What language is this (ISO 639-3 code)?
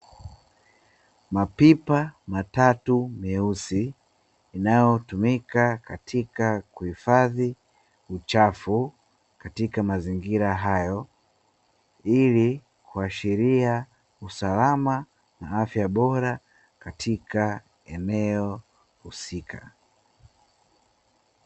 swa